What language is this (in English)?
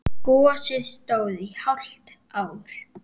Icelandic